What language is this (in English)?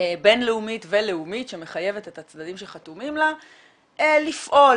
Hebrew